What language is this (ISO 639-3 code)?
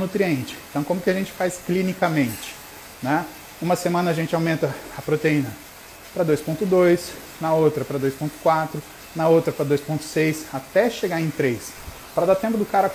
por